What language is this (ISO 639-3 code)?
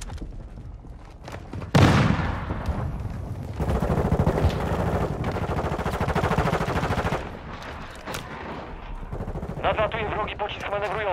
pol